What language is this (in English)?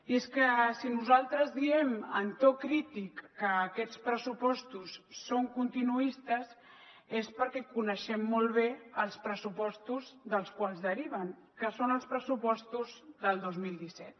Catalan